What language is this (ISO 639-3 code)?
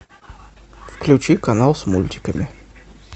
rus